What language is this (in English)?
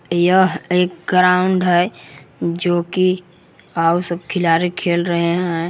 Hindi